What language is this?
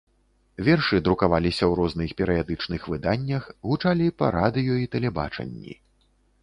Belarusian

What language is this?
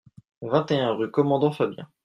French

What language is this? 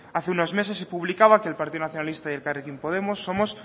Spanish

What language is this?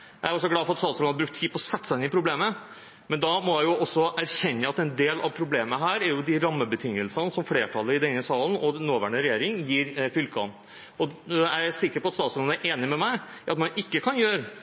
Norwegian Bokmål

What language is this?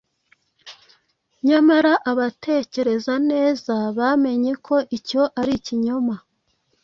Kinyarwanda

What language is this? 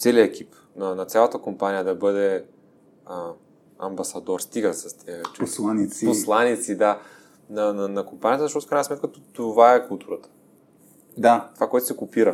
Bulgarian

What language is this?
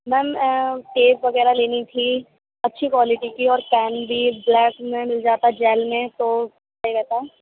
Urdu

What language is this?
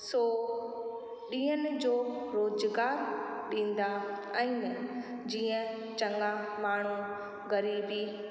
Sindhi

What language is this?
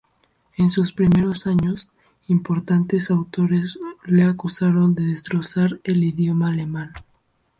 Spanish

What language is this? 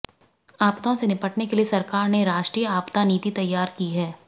Hindi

